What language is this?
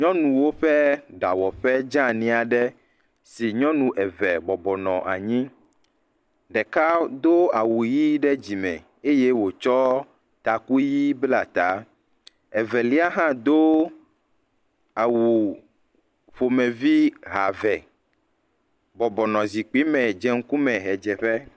Ewe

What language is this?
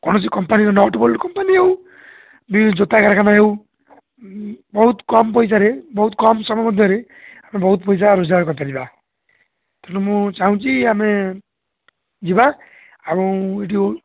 Odia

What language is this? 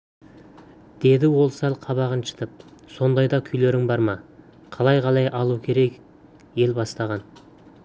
Kazakh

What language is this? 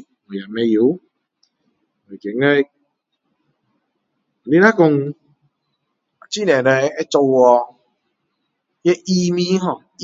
Min Dong Chinese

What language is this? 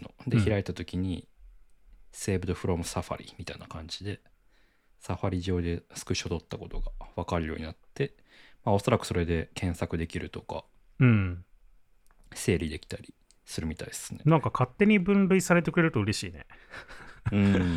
Japanese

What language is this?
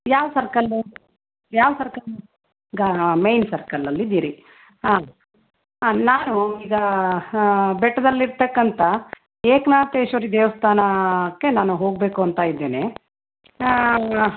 Kannada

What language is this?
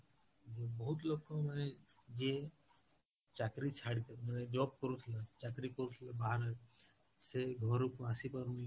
Odia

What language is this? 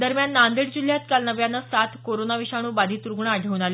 Marathi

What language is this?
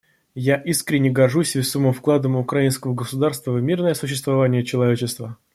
Russian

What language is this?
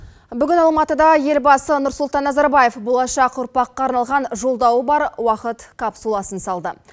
Kazakh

